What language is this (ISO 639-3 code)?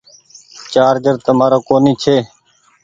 gig